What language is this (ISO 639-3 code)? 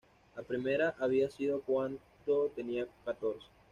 spa